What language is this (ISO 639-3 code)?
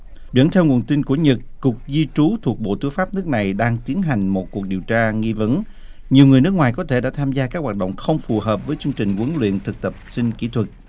vie